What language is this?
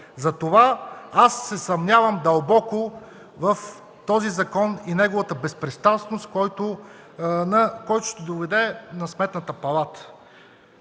Bulgarian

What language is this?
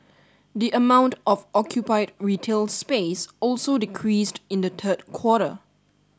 English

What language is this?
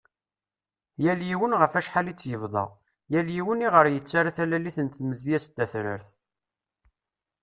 Kabyle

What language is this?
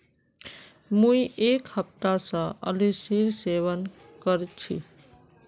Magahi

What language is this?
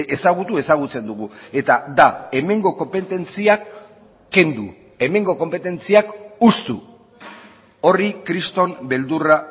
Basque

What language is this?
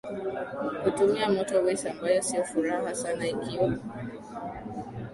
Swahili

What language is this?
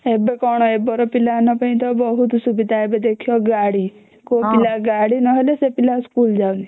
Odia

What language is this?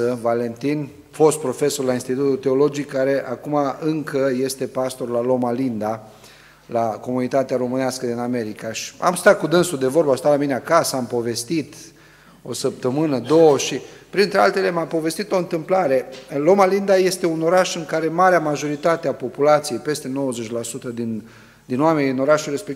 Romanian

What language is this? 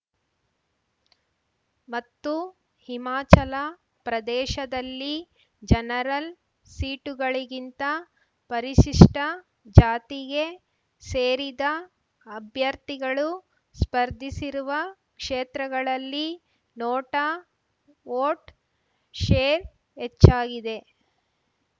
Kannada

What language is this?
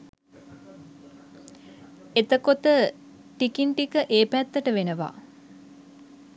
Sinhala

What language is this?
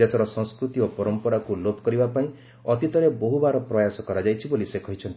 Odia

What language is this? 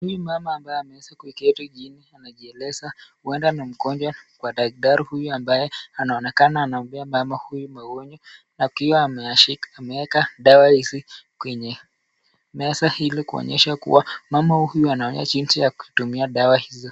Swahili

